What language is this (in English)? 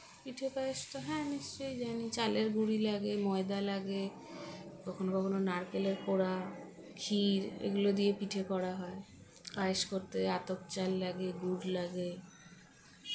Bangla